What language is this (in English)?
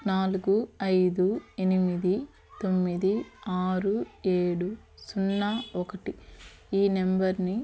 Telugu